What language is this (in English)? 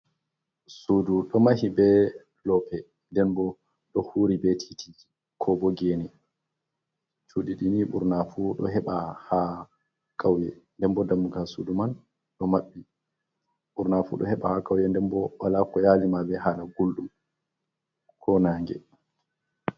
Fula